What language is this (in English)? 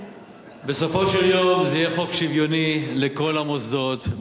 Hebrew